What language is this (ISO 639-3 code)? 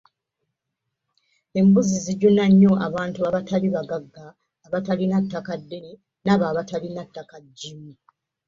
lug